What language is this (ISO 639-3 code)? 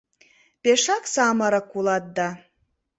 chm